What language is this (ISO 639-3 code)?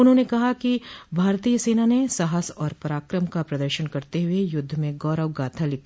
hin